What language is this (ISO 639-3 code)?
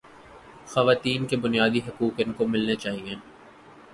urd